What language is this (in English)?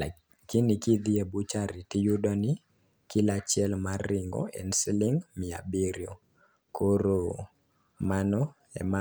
Luo (Kenya and Tanzania)